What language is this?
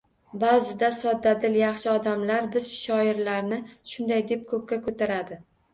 Uzbek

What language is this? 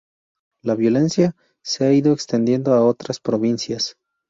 Spanish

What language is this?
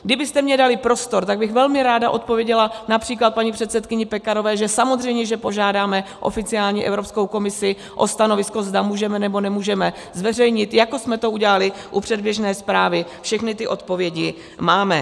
Czech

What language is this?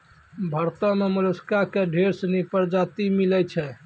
Maithili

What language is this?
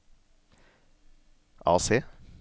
Norwegian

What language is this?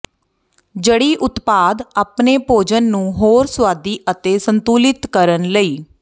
Punjabi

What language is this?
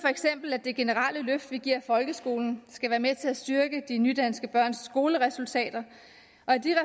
Danish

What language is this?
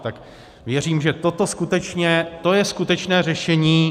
Czech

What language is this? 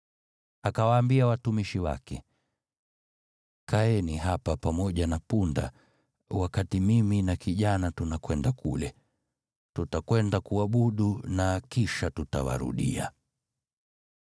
Swahili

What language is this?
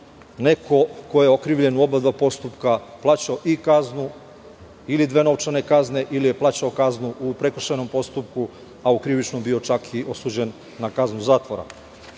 Serbian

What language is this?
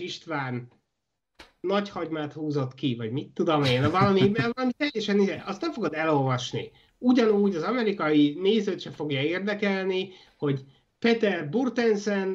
Hungarian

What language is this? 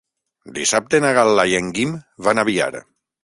Catalan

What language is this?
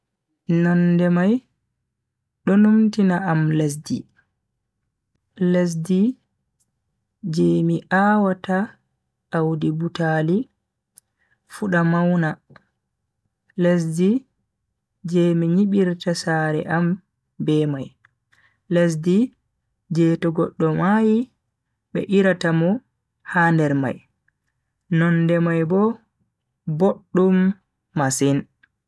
Bagirmi Fulfulde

